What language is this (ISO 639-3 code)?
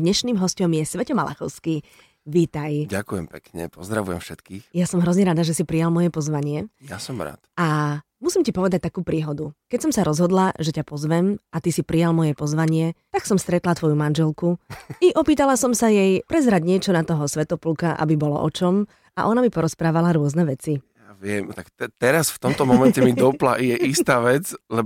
slk